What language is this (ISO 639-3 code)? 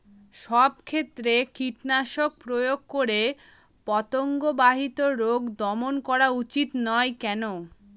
ben